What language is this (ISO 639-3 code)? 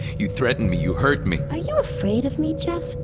eng